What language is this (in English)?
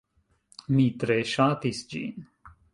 Esperanto